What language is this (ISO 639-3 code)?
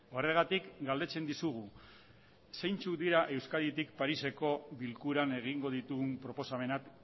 eus